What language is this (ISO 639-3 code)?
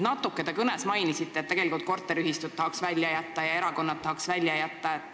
est